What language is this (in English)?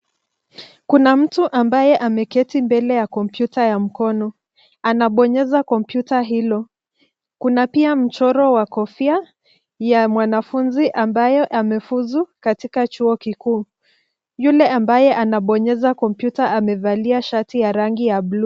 Swahili